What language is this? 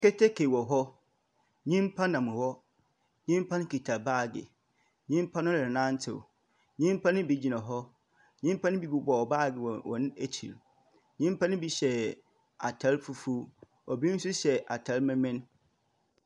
Akan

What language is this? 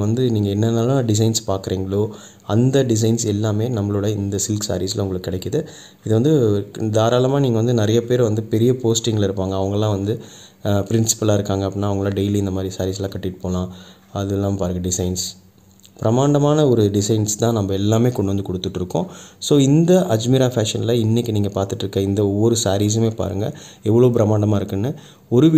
Hindi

